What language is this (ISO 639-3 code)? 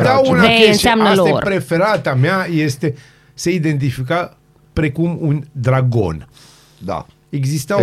ron